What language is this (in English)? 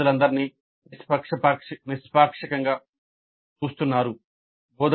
Telugu